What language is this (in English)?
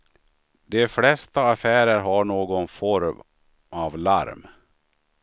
Swedish